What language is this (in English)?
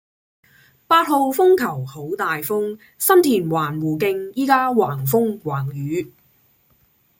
Cantonese